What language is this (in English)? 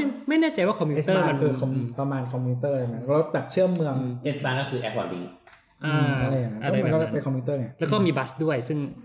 Thai